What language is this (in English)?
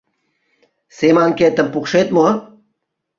Mari